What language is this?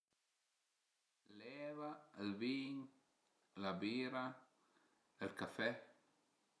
Piedmontese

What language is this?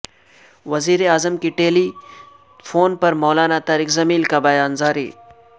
Urdu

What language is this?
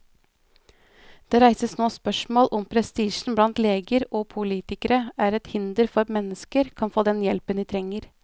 Norwegian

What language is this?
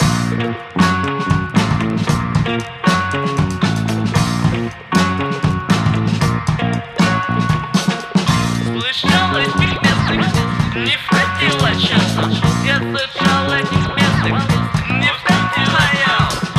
English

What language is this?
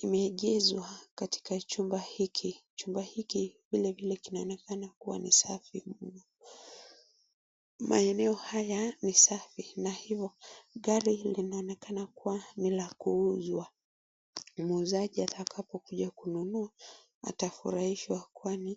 Swahili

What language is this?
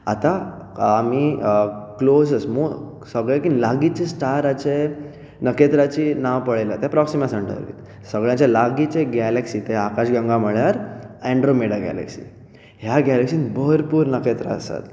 Konkani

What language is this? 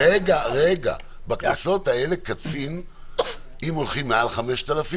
Hebrew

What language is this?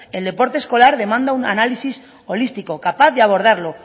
Spanish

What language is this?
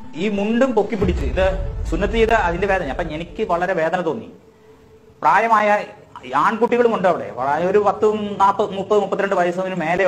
Indonesian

